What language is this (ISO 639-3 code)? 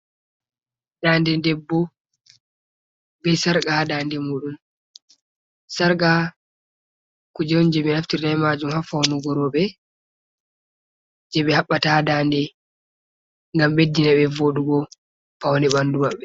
ful